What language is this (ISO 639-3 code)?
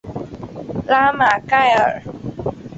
zho